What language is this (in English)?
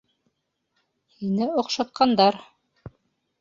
Bashkir